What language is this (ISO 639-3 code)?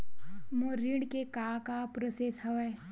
hne